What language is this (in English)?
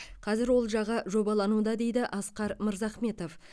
Kazakh